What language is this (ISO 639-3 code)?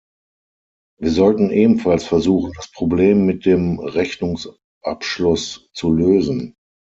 deu